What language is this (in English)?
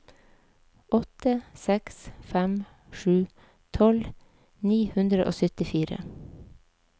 Norwegian